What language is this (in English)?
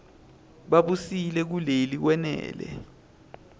Swati